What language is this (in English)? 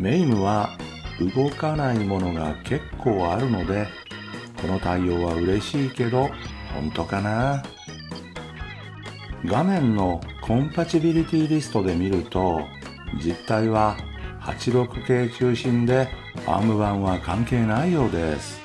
Japanese